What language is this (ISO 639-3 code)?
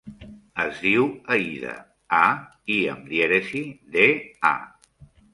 cat